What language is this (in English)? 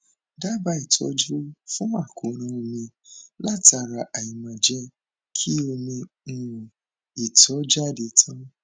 Yoruba